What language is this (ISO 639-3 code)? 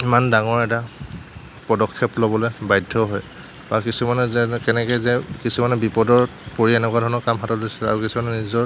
asm